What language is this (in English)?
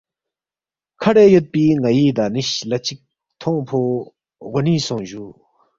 Balti